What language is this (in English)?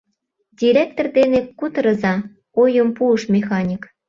Mari